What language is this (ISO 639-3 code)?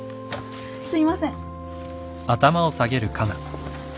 jpn